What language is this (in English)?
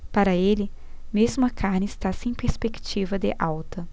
Portuguese